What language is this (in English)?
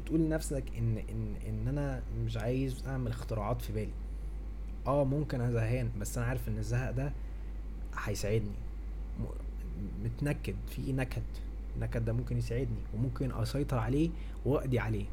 Arabic